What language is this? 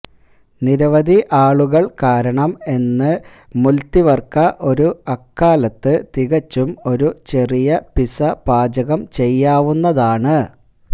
Malayalam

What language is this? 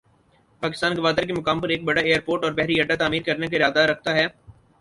Urdu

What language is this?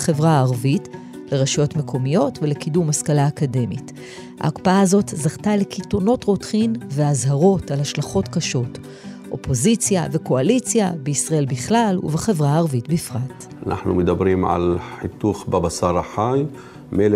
Hebrew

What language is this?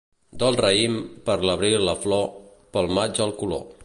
Catalan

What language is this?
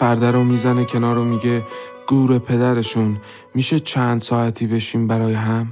Persian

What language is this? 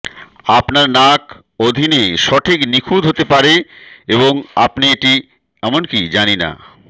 Bangla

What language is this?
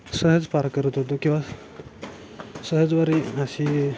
Marathi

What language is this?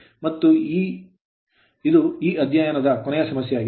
Kannada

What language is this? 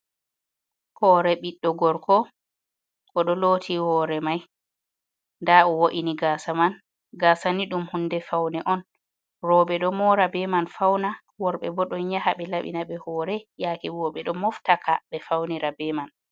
Fula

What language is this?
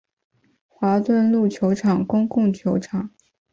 Chinese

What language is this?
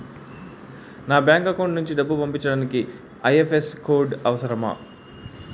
Telugu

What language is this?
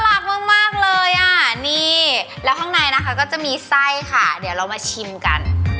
Thai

